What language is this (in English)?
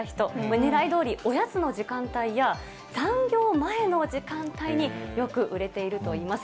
Japanese